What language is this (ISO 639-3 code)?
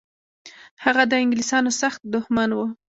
pus